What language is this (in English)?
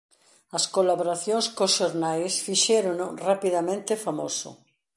Galician